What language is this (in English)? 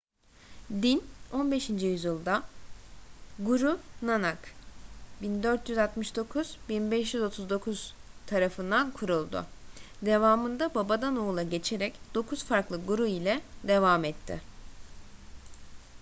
Turkish